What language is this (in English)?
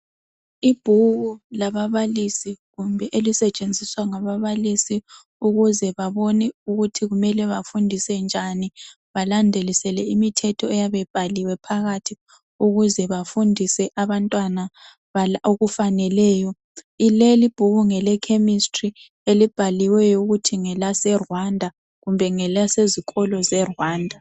North Ndebele